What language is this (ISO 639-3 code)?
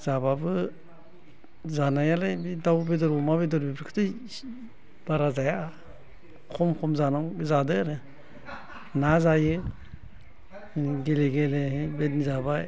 brx